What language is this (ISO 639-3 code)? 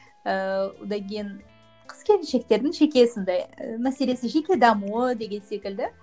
kaz